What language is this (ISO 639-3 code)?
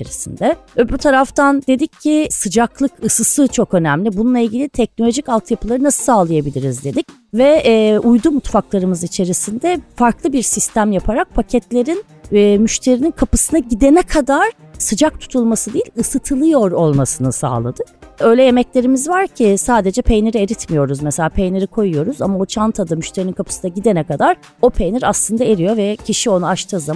tur